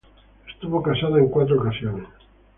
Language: Spanish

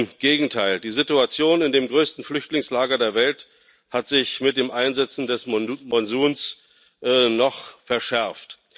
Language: German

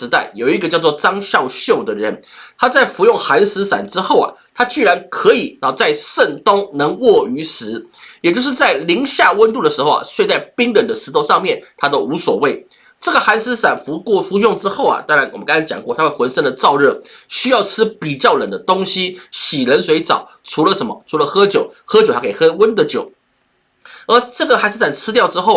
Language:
Chinese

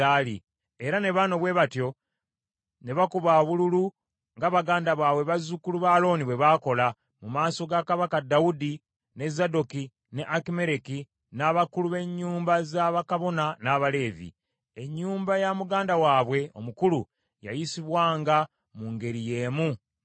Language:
Ganda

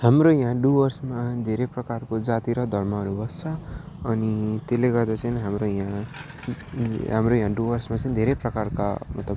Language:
Nepali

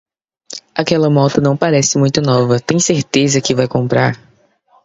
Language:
Portuguese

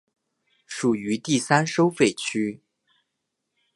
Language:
Chinese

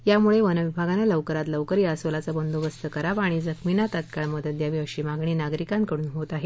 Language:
Marathi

